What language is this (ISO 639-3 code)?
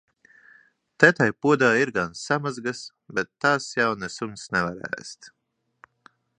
lav